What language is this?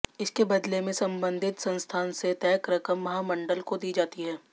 Hindi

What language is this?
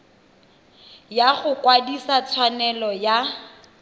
Tswana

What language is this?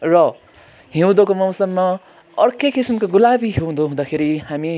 Nepali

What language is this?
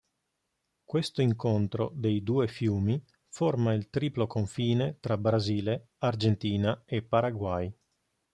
Italian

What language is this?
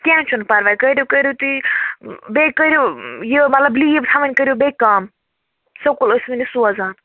Kashmiri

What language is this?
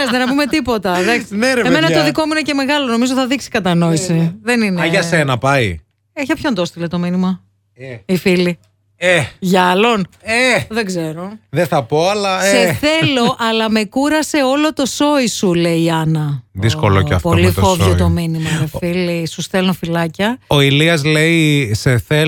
Greek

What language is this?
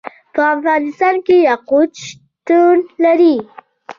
Pashto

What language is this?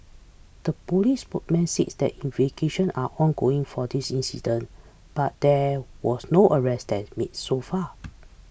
English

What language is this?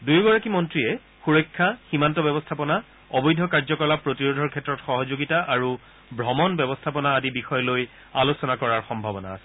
Assamese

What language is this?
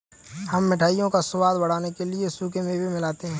Hindi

